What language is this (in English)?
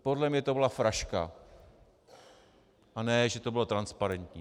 Czech